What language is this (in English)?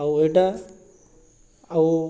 Odia